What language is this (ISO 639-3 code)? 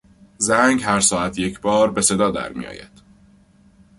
fas